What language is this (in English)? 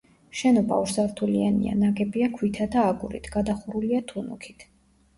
Georgian